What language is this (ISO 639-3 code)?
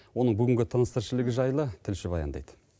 kaz